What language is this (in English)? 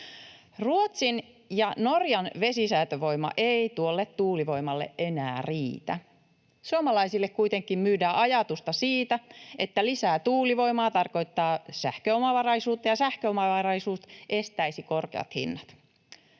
Finnish